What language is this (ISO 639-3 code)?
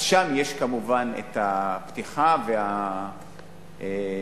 heb